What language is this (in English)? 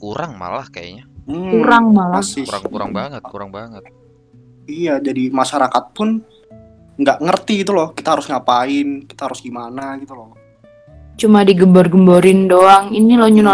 Indonesian